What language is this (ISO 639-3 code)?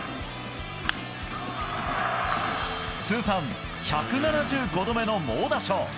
jpn